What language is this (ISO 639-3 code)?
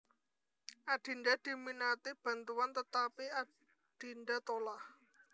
jav